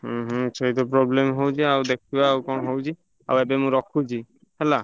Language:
Odia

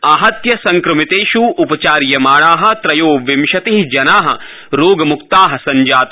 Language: Sanskrit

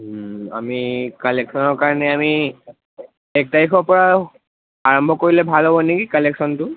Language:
Assamese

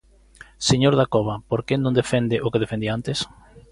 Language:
Galician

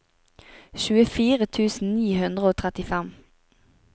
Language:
Norwegian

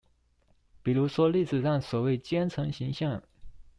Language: Chinese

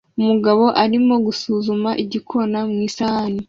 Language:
Kinyarwanda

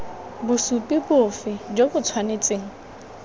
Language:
Tswana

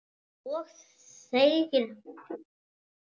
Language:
Icelandic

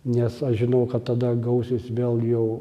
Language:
Lithuanian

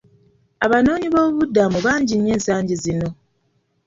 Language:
Ganda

